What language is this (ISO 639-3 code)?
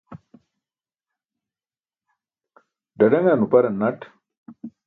bsk